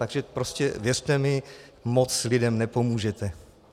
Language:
Czech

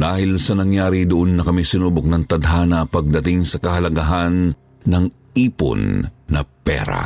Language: Filipino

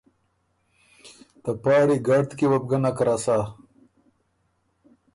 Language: Ormuri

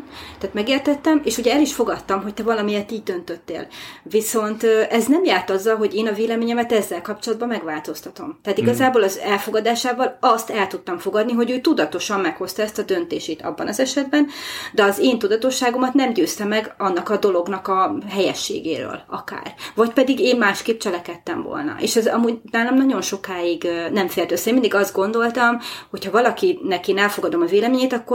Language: Hungarian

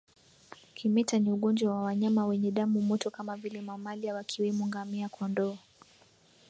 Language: Swahili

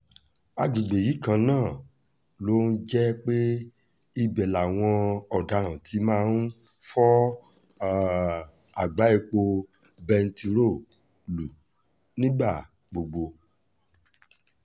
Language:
Yoruba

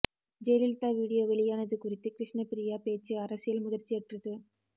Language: Tamil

